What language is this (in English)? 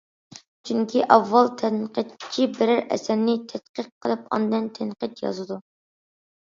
Uyghur